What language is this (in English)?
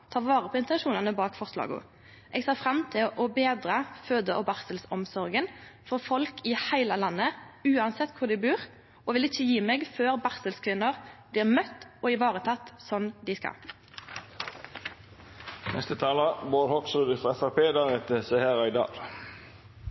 Norwegian Nynorsk